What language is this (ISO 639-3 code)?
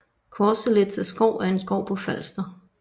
dan